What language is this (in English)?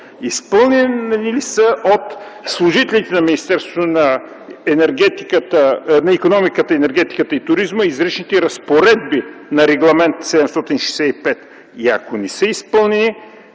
Bulgarian